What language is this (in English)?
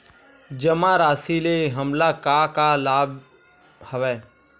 Chhattisgarhi